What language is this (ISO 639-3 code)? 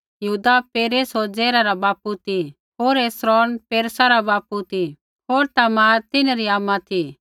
kfx